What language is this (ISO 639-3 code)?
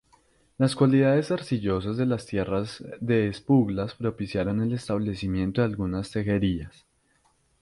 spa